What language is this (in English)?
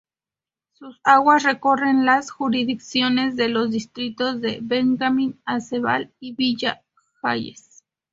Spanish